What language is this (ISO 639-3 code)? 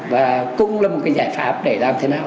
vie